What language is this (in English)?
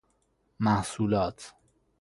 Persian